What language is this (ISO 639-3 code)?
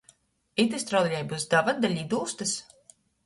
ltg